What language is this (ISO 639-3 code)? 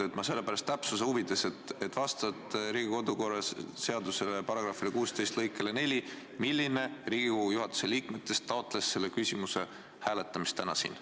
est